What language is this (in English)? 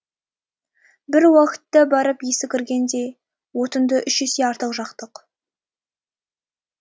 Kazakh